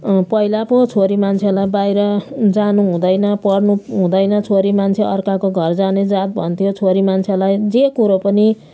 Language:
Nepali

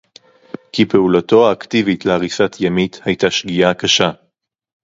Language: Hebrew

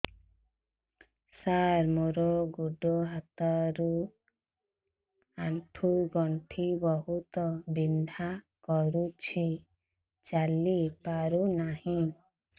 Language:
Odia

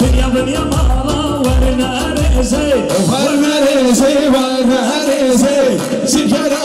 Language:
Arabic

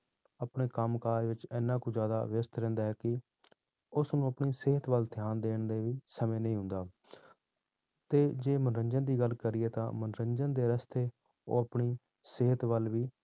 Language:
Punjabi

